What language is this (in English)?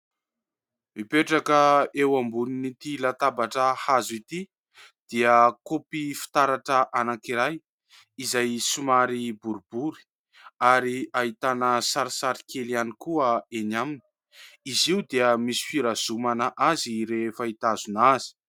Malagasy